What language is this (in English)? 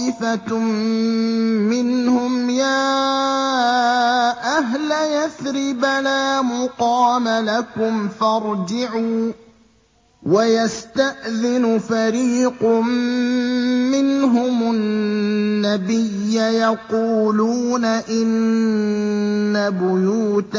Arabic